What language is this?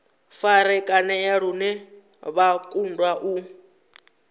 Venda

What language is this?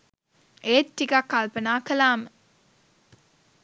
Sinhala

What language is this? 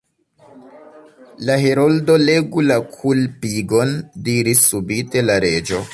Esperanto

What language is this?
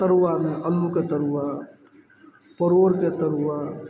Maithili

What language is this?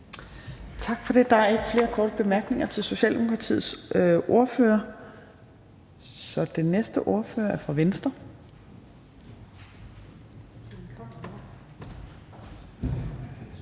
Danish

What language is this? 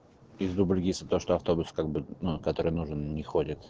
Russian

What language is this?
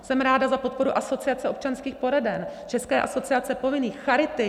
Czech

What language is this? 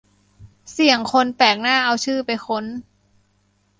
Thai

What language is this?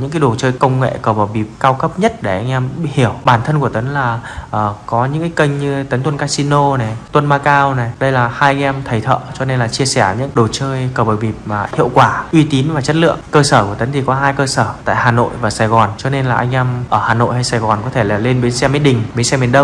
Vietnamese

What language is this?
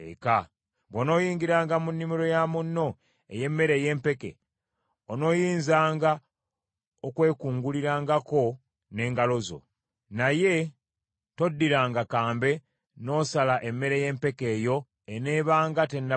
Ganda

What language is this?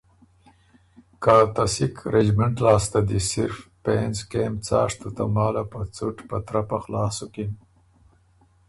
Ormuri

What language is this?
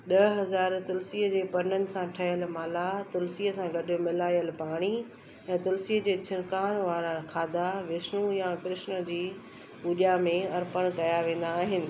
Sindhi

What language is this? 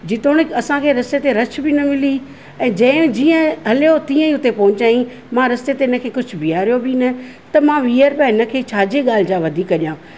Sindhi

